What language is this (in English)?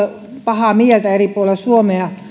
Finnish